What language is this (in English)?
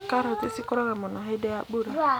Kikuyu